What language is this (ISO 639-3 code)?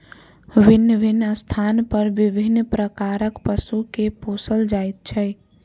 mai